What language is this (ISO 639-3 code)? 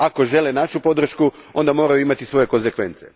hrv